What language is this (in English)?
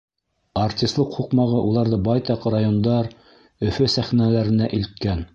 Bashkir